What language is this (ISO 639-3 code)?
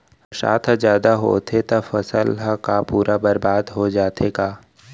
hne